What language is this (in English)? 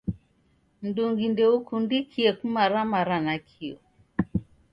Taita